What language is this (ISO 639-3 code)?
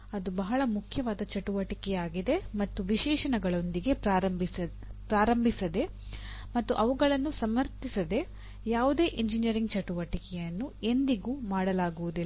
kan